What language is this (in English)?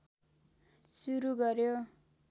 Nepali